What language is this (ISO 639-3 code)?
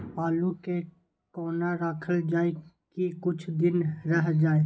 mai